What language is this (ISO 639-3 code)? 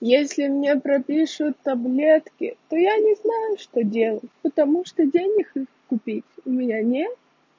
rus